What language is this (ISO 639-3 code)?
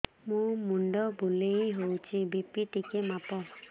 ori